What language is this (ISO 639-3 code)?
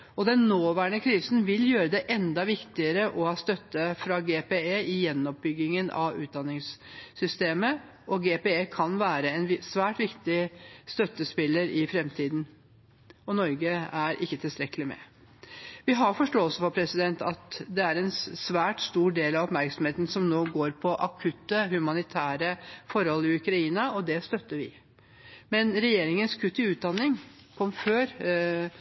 nob